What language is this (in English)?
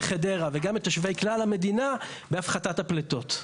Hebrew